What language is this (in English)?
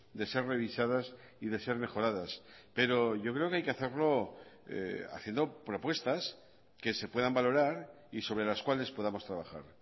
Spanish